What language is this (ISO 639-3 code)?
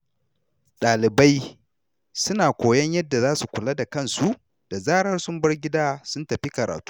hau